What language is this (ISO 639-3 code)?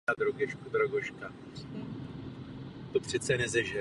ces